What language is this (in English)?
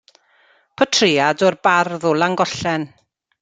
Welsh